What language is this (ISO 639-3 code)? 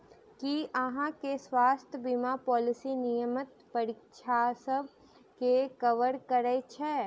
mai